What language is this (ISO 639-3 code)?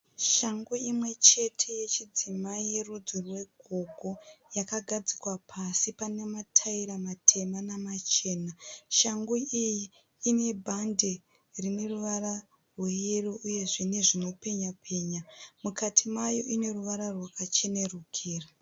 sna